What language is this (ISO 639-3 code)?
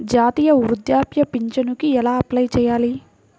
tel